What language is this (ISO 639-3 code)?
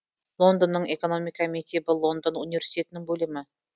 kaz